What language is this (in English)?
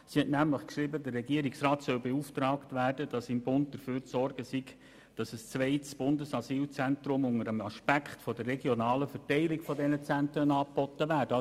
Swiss German